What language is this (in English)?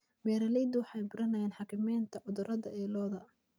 Somali